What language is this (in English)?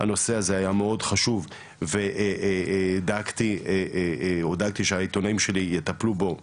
Hebrew